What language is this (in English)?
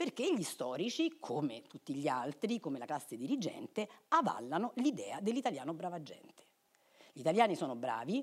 Italian